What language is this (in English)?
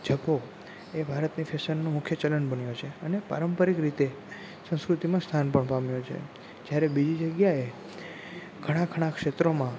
Gujarati